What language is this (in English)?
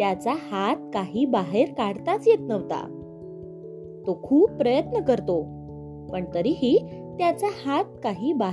Marathi